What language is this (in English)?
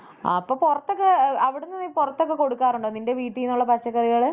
Malayalam